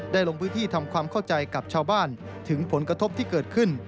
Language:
Thai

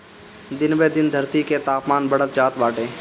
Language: Bhojpuri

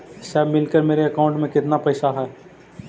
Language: Magahi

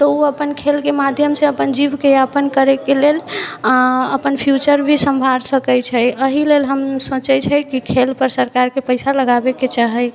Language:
Maithili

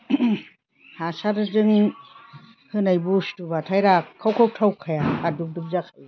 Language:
Bodo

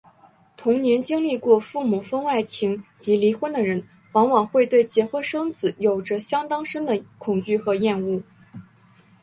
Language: Chinese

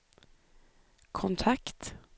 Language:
Swedish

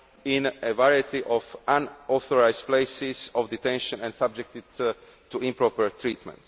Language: English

